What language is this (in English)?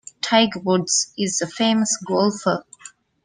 English